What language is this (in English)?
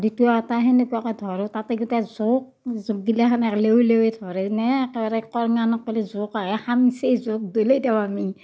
Assamese